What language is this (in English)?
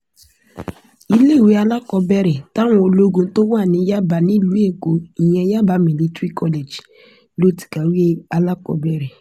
Yoruba